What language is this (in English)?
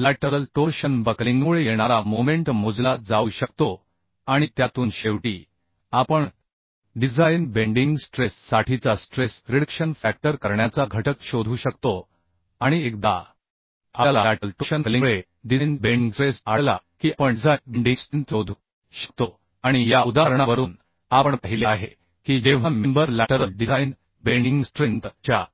Marathi